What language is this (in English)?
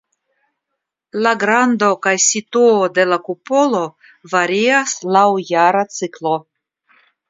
Esperanto